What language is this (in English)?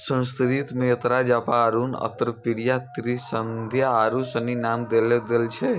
Maithili